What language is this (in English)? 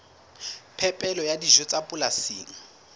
Southern Sotho